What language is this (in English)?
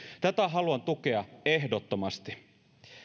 Finnish